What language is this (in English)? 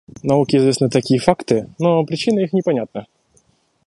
Russian